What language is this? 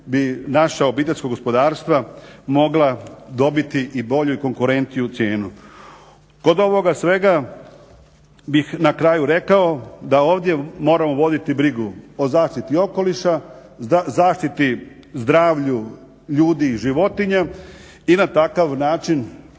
Croatian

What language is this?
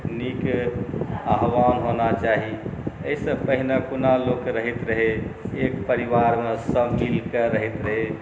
Maithili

